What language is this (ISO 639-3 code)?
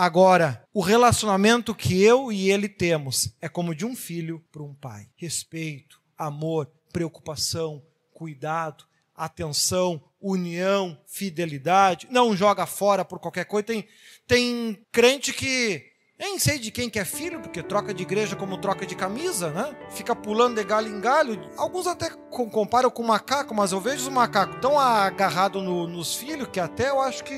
por